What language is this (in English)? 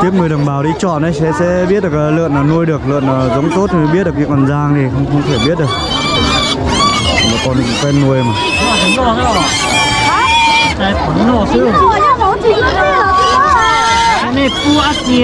Vietnamese